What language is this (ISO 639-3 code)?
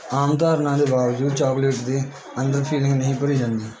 pan